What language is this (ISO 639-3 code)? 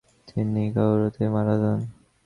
ben